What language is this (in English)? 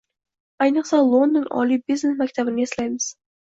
Uzbek